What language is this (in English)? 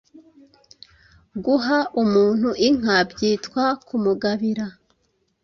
Kinyarwanda